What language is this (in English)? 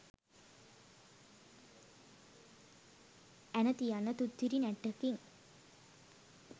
Sinhala